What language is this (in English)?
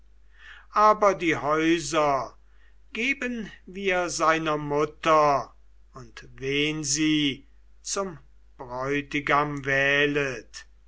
German